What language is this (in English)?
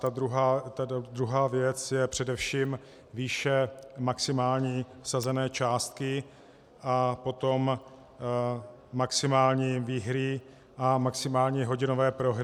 Czech